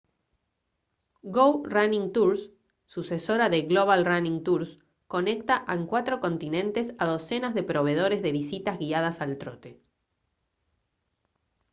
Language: Spanish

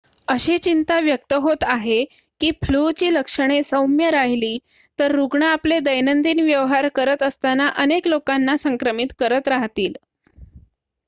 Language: Marathi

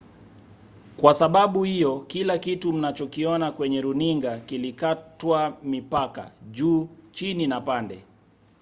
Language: Swahili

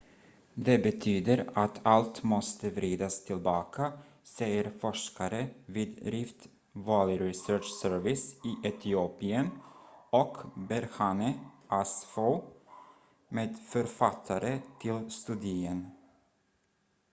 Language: Swedish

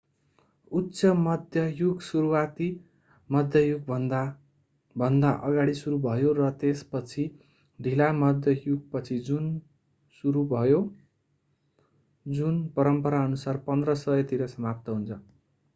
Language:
Nepali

